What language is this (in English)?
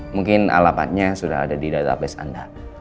Indonesian